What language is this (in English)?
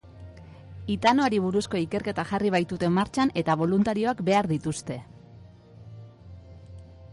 Basque